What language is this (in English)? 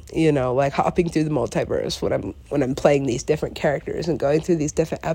English